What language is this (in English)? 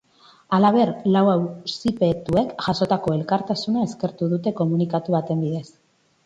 Basque